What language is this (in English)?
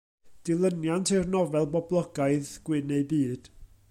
Welsh